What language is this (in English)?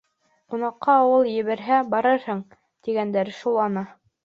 Bashkir